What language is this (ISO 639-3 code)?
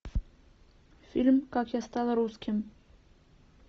rus